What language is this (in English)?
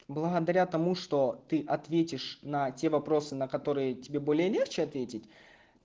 Russian